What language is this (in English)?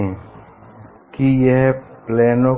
Hindi